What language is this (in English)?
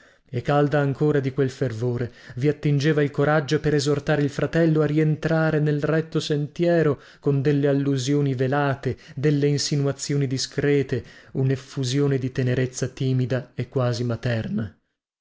Italian